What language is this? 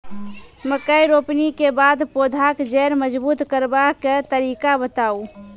Maithili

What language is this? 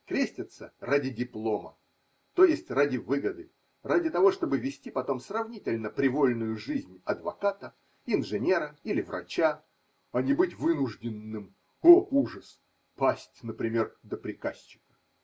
Russian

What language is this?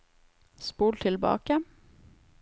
Norwegian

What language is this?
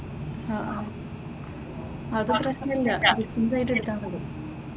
Malayalam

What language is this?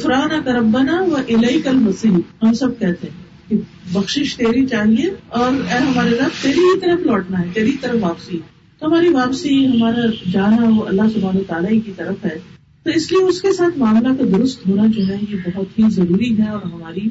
Urdu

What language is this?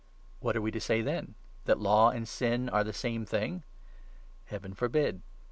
English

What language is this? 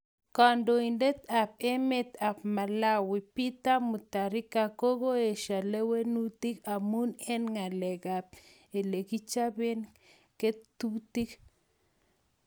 Kalenjin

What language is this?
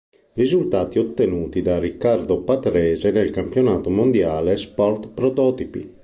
Italian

